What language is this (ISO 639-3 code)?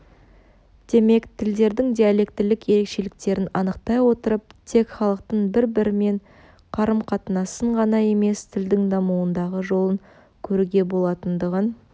kaz